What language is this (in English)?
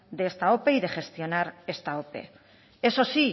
Spanish